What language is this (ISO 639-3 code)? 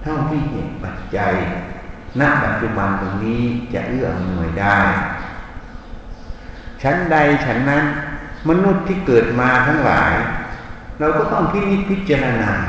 tha